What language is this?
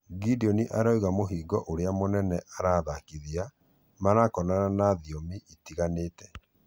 Kikuyu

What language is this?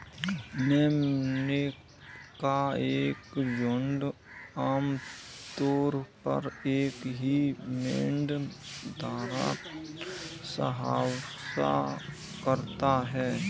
Hindi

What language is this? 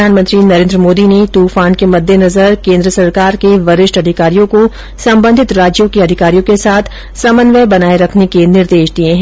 Hindi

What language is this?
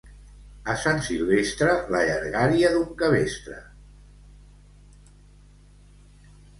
Catalan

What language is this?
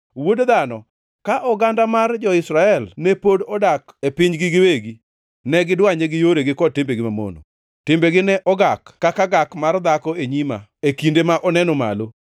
Luo (Kenya and Tanzania)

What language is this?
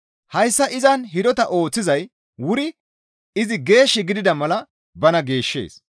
Gamo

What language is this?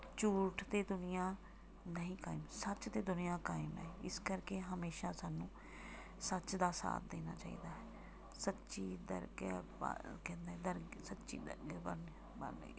Punjabi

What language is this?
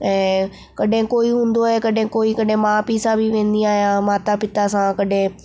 Sindhi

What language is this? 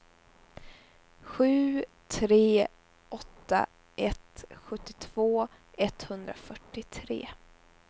Swedish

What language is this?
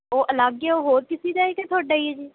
Punjabi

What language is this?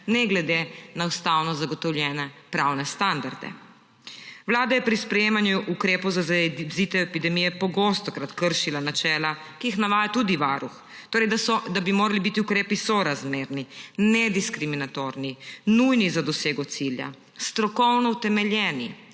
Slovenian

